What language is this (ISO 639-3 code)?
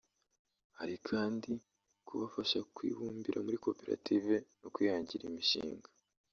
kin